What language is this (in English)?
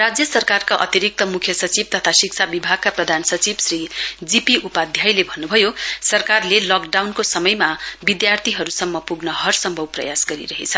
Nepali